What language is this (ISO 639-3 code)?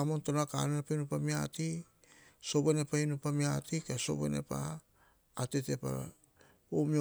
hah